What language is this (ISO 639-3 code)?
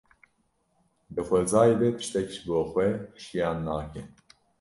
kur